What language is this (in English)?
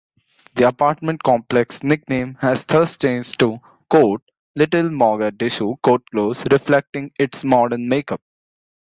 English